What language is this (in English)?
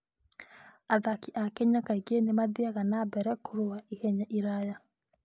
Kikuyu